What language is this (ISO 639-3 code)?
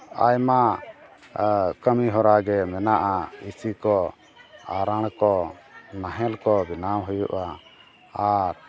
sat